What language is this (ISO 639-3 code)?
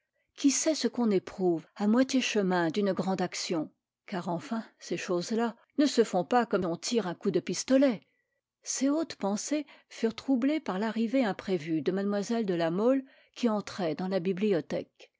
fra